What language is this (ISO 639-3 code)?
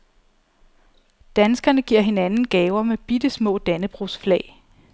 dan